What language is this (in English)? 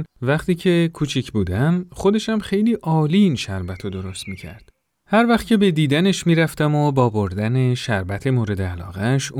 Persian